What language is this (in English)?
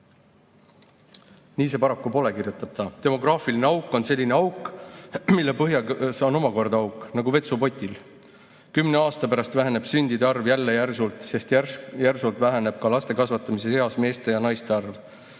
Estonian